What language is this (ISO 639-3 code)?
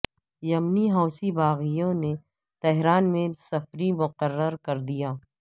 urd